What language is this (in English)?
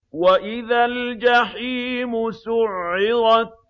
Arabic